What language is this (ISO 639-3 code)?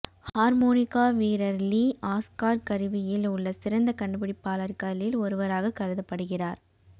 tam